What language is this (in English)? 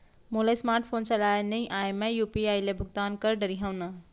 Chhattisgarhi